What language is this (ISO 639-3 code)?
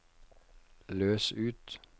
nor